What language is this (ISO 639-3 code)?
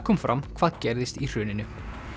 isl